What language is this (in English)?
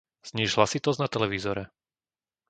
Slovak